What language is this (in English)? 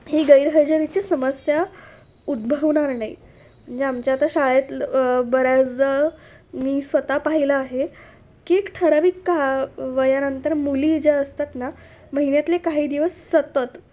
Marathi